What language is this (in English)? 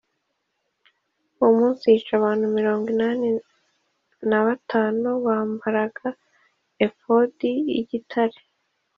Kinyarwanda